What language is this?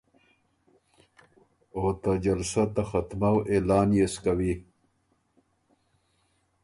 Ormuri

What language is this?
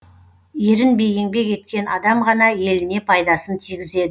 Kazakh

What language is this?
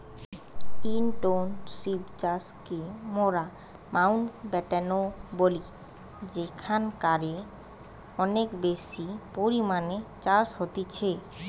Bangla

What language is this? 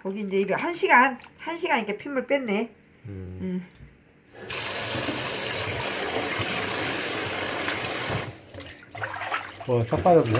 Korean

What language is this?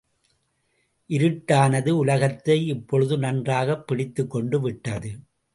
Tamil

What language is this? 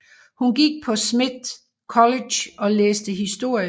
Danish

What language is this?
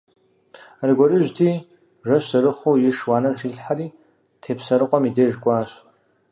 Kabardian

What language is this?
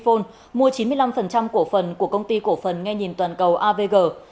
Vietnamese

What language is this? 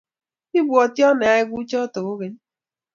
Kalenjin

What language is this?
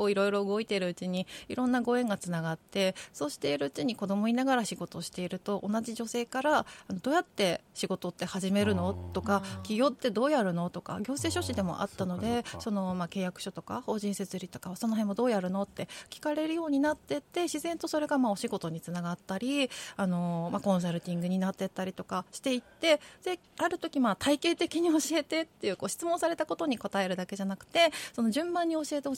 Japanese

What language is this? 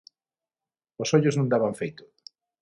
Galician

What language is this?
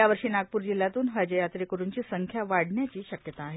Marathi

